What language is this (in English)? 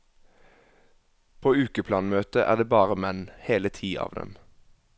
Norwegian